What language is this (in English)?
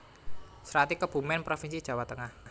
Javanese